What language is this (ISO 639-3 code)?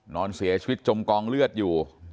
tha